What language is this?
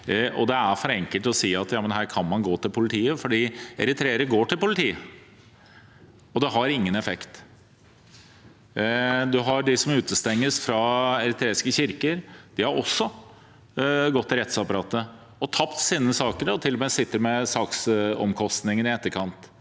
Norwegian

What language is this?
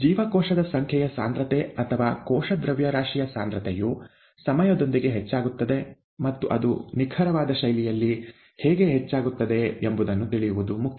Kannada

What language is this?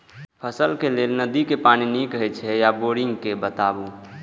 Maithili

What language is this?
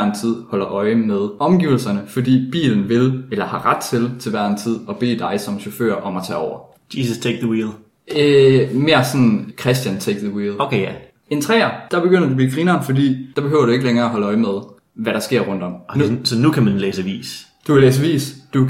Danish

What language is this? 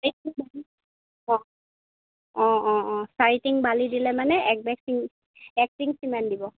Assamese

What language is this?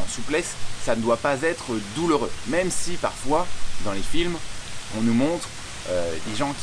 French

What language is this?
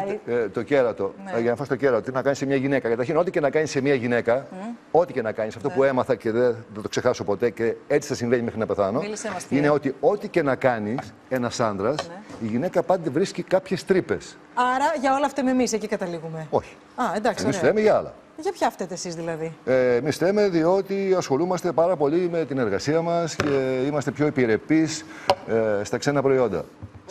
Greek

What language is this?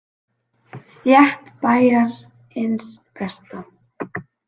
Icelandic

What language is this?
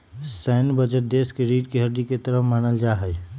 Magahi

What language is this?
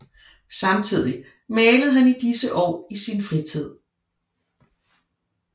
Danish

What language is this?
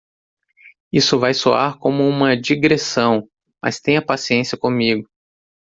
Portuguese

